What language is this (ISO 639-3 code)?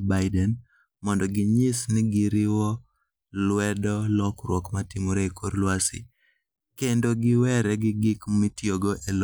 luo